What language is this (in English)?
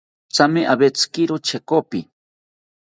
South Ucayali Ashéninka